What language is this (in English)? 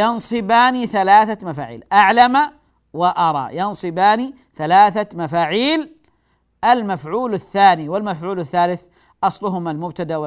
Arabic